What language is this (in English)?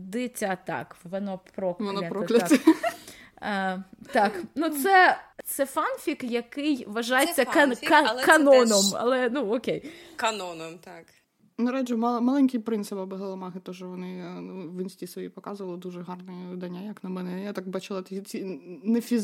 Ukrainian